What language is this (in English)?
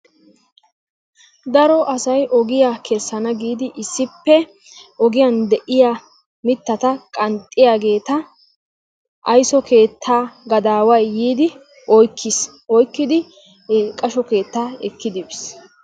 Wolaytta